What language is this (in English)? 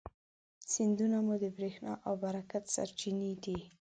Pashto